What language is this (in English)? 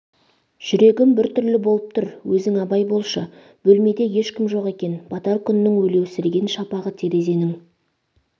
Kazakh